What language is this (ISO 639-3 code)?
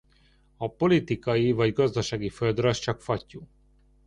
hun